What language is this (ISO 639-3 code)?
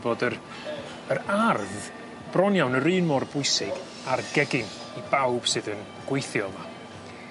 cym